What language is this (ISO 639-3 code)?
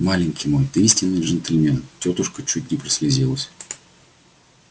rus